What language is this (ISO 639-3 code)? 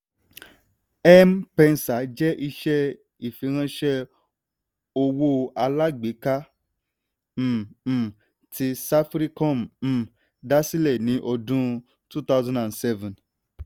yor